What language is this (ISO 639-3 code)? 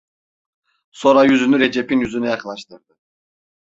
tur